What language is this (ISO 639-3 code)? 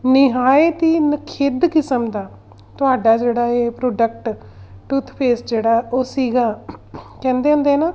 pan